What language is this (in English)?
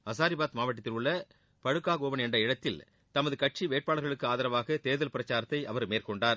Tamil